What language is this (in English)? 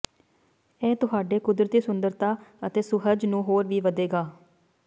Punjabi